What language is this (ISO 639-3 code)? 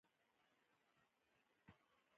pus